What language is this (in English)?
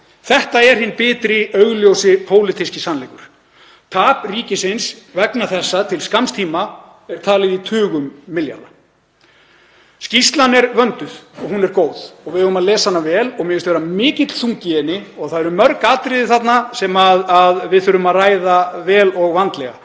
Icelandic